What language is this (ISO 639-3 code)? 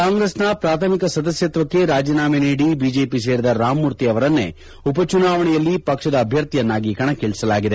kan